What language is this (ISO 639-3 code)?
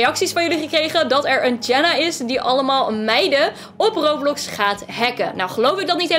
nld